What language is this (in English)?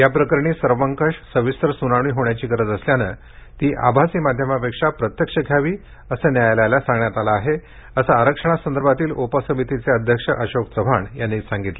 Marathi